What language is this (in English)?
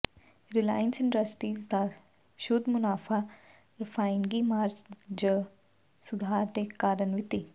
Punjabi